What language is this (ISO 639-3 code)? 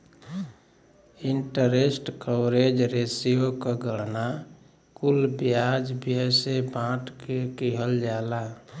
bho